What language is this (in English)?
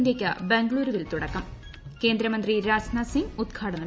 Malayalam